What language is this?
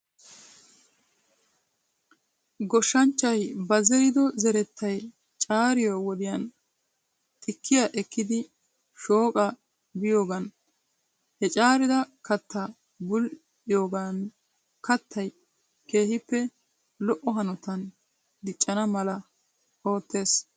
Wolaytta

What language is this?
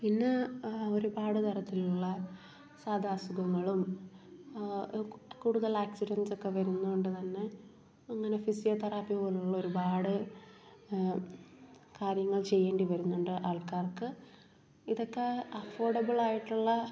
Malayalam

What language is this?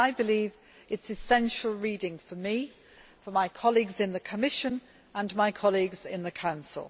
English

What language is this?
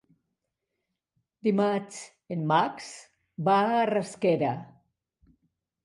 Catalan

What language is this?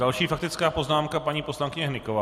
Czech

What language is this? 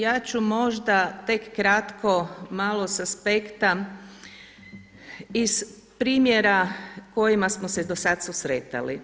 Croatian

